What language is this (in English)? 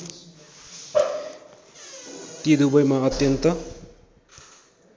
Nepali